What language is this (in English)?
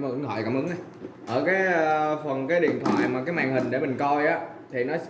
Vietnamese